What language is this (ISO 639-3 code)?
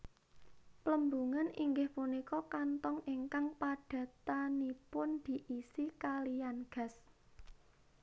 jav